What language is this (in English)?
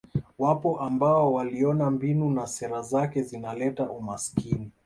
Swahili